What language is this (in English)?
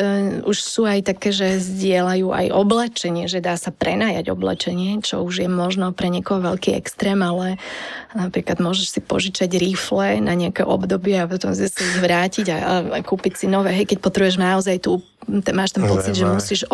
Slovak